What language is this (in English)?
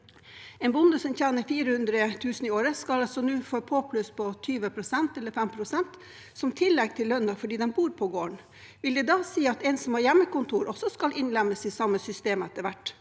Norwegian